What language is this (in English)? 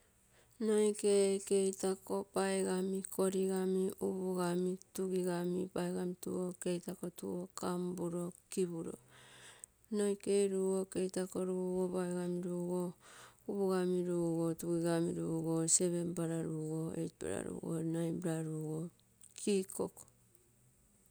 Terei